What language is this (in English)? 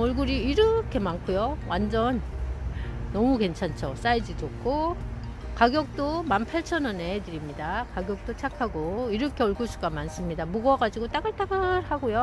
Korean